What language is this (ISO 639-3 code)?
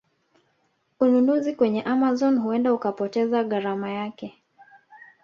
swa